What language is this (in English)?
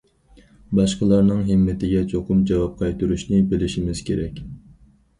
Uyghur